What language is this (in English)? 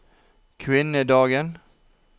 Norwegian